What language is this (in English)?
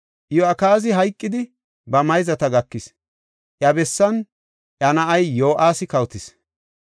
Gofa